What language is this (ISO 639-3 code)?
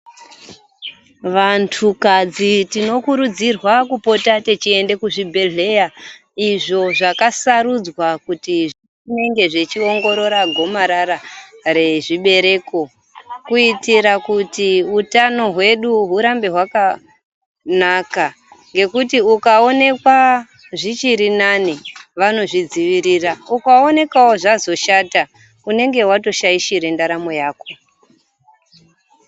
ndc